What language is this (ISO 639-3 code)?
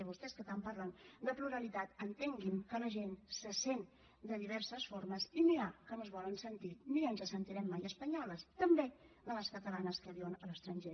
cat